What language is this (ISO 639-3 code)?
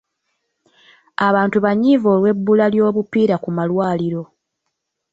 lug